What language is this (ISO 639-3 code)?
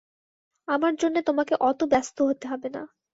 ben